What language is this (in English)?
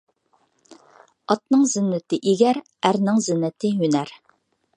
Uyghur